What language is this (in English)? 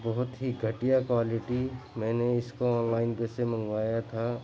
Urdu